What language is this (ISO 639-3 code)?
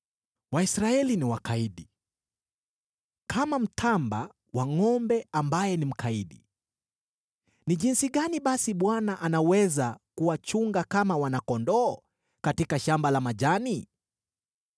swa